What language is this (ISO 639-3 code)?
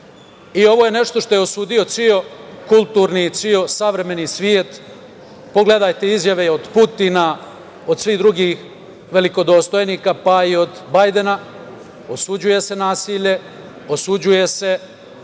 srp